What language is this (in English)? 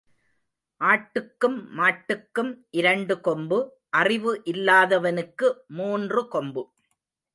Tamil